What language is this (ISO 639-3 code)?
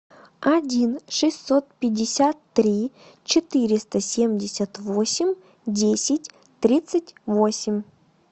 rus